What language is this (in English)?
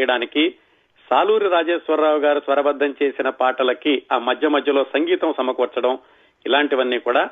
Telugu